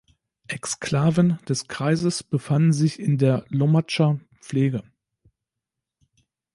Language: German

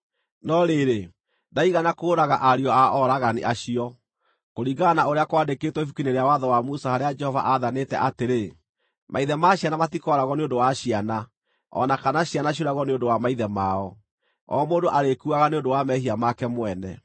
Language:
Kikuyu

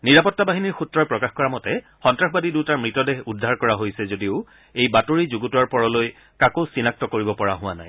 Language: Assamese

